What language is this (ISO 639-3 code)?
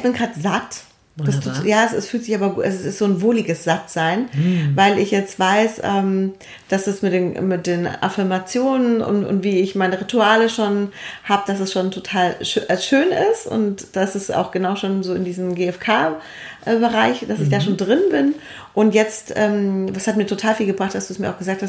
deu